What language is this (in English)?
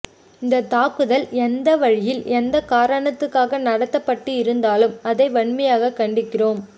Tamil